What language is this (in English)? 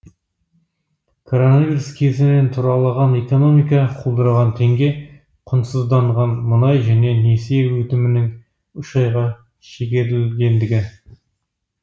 Kazakh